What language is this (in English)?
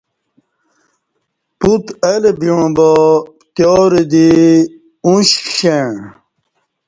Kati